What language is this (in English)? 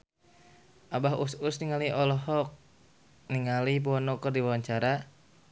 Sundanese